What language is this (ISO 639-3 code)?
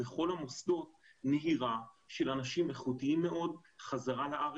heb